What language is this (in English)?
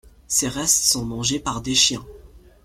French